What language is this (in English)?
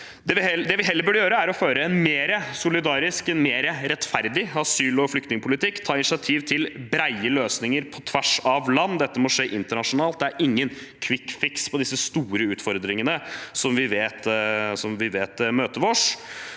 Norwegian